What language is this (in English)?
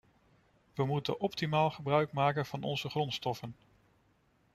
Dutch